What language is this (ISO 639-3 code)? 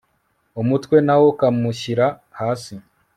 kin